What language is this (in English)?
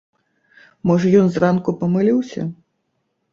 Belarusian